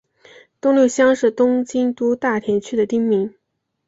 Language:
Chinese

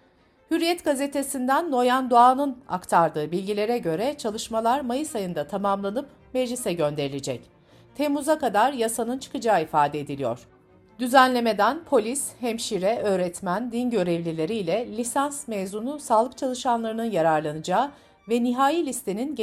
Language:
Turkish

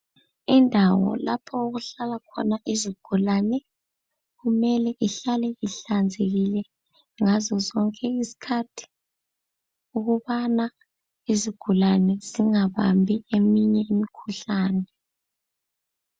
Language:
North Ndebele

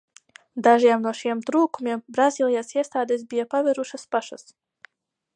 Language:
Latvian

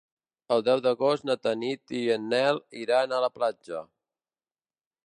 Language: Catalan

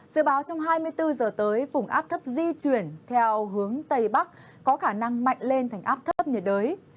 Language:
Vietnamese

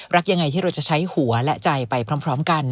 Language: Thai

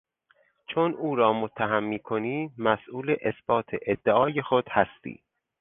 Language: Persian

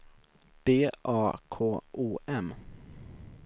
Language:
Swedish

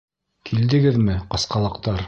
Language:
Bashkir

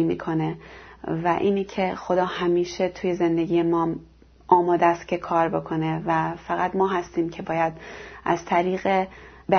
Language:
Persian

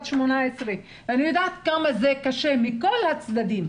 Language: Hebrew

